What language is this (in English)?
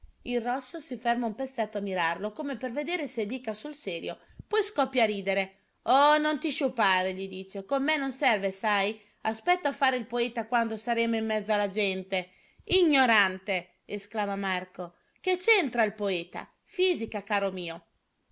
Italian